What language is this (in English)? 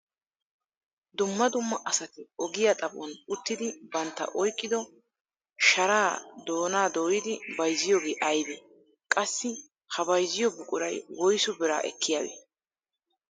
Wolaytta